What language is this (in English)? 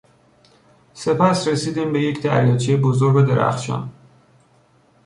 Persian